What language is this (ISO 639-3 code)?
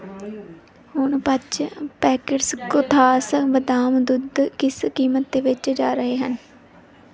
pan